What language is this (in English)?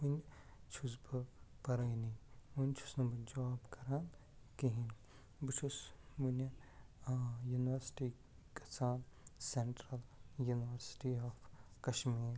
Kashmiri